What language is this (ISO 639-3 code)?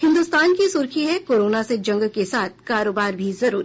hin